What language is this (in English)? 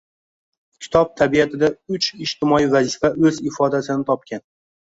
Uzbek